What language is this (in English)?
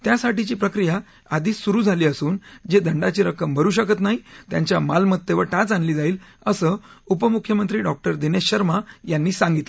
Marathi